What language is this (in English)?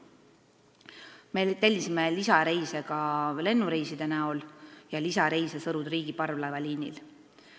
Estonian